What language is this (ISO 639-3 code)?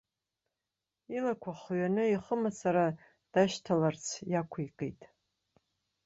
abk